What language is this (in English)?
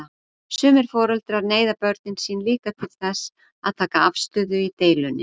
Icelandic